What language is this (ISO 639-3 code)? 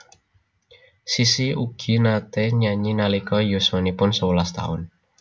jav